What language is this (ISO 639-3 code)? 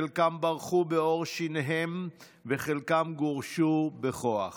heb